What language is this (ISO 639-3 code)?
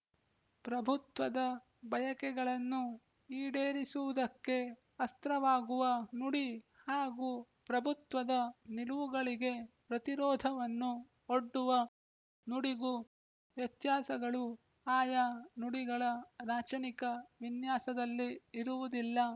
kan